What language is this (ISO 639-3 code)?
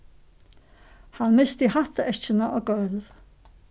fao